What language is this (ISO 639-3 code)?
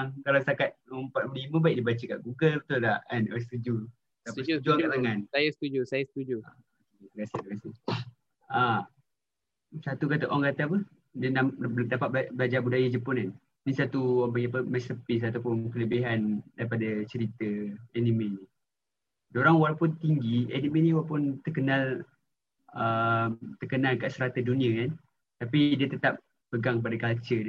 msa